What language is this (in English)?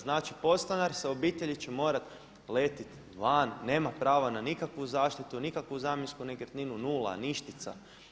Croatian